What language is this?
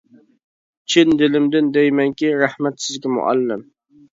Uyghur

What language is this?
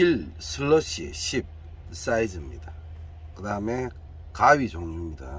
Korean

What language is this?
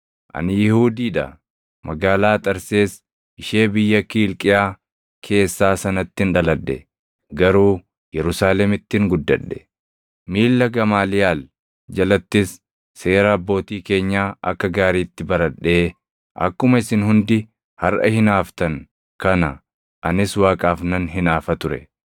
Oromo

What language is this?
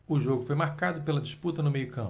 Portuguese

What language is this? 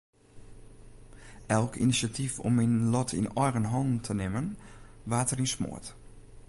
Western Frisian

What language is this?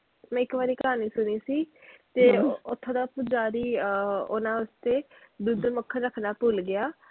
Punjabi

